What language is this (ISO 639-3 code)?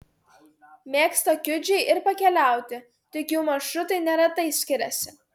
lit